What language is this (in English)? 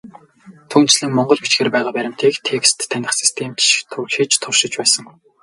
Mongolian